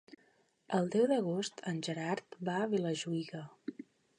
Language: Catalan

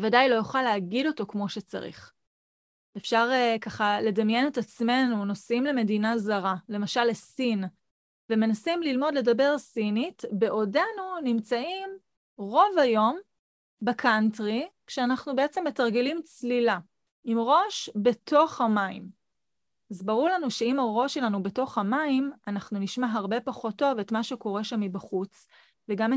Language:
Hebrew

